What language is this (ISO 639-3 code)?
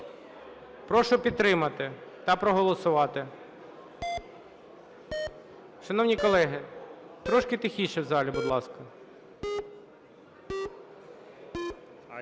ukr